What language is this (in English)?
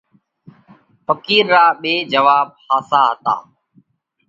Parkari Koli